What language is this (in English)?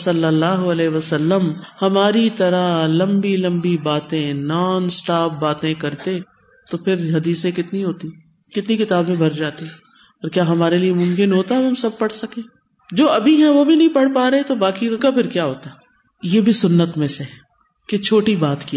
Urdu